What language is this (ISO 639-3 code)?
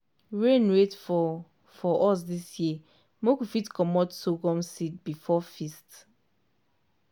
pcm